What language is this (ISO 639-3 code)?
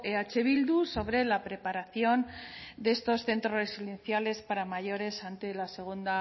spa